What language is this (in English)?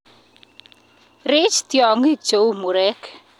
Kalenjin